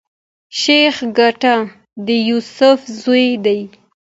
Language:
Pashto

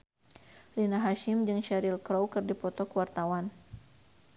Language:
Sundanese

